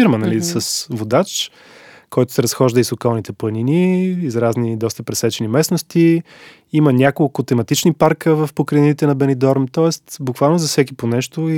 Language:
Bulgarian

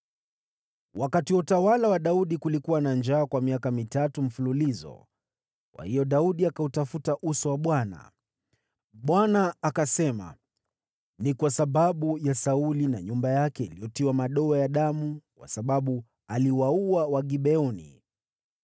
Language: Swahili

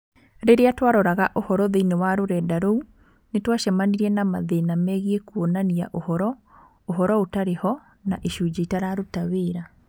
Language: Kikuyu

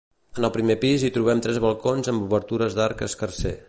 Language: Catalan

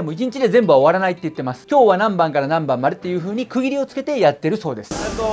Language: Japanese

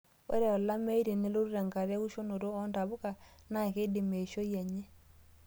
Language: Masai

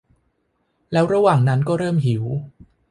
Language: Thai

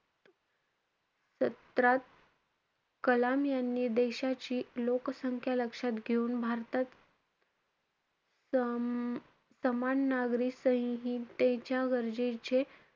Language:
Marathi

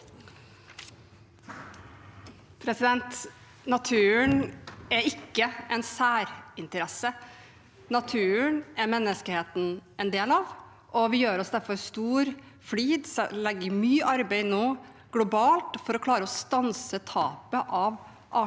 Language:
Norwegian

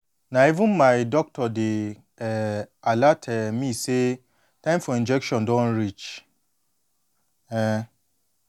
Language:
Nigerian Pidgin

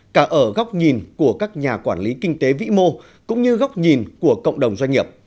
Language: Vietnamese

